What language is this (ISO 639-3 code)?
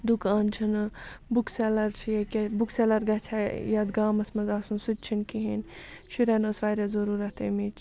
kas